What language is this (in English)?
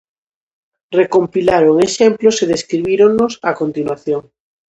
Galician